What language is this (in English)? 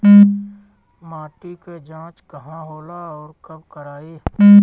Bhojpuri